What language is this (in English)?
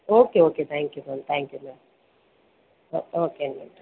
Tamil